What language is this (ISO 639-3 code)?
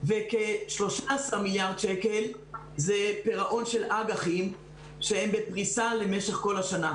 heb